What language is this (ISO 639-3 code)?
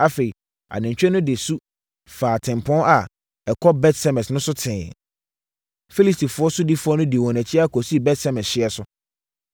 aka